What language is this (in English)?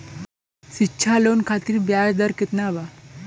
Bhojpuri